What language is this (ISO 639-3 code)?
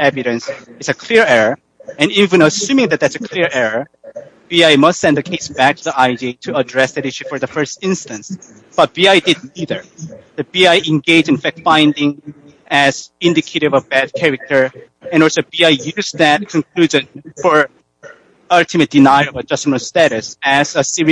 eng